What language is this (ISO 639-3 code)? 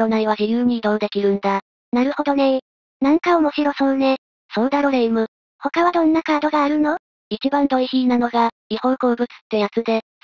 jpn